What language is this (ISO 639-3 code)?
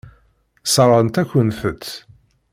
kab